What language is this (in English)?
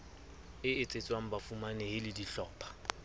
Southern Sotho